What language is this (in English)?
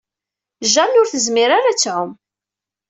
Kabyle